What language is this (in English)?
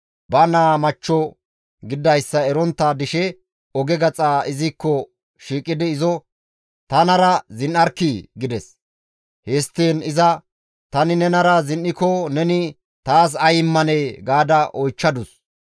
Gamo